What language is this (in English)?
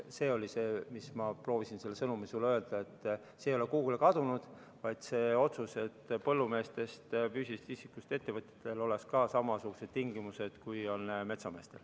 Estonian